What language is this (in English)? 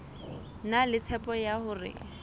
Southern Sotho